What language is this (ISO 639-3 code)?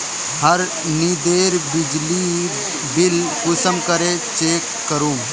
mag